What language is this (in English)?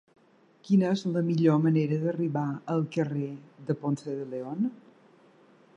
Catalan